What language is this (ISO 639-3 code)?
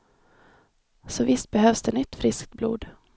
swe